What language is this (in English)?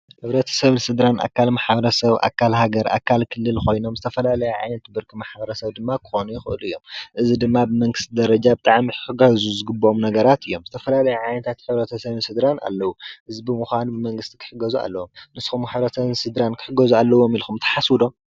Tigrinya